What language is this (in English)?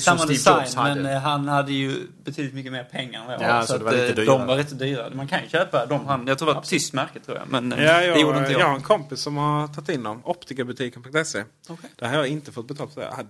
Swedish